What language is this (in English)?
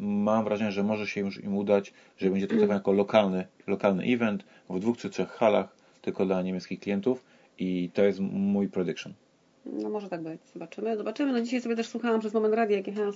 Polish